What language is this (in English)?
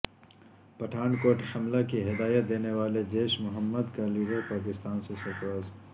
Urdu